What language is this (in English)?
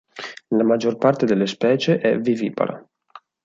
Italian